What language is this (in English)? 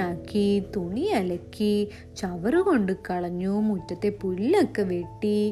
Malayalam